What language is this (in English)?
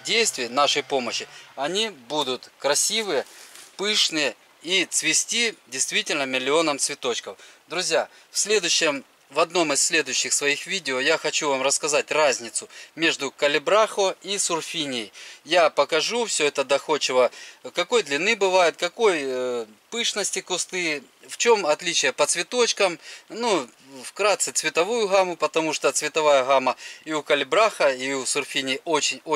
Russian